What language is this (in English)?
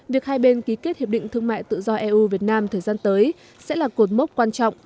Vietnamese